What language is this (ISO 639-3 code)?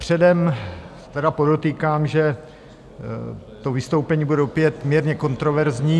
ces